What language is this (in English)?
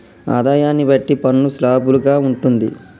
Telugu